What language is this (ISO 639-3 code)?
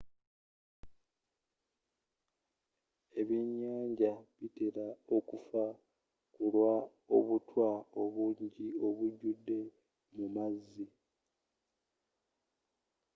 lug